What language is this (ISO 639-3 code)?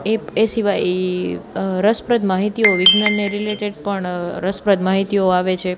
guj